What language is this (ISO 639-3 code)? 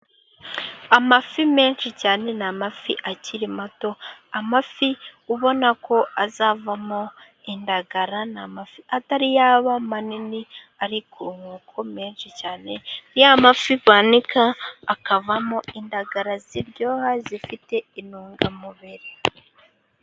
kin